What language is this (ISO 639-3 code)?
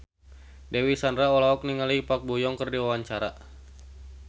sun